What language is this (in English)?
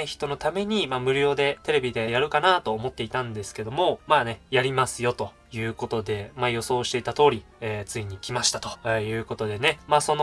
Japanese